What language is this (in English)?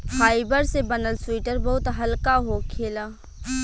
Bhojpuri